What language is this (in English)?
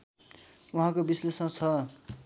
Nepali